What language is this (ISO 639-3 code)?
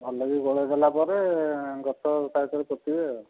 ori